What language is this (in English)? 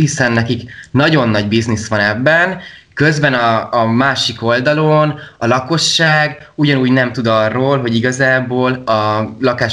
Hungarian